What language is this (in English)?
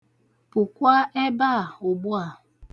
Igbo